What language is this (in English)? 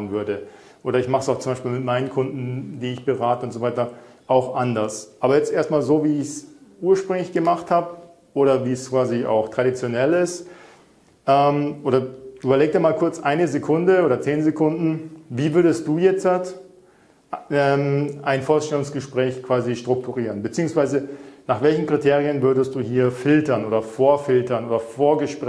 German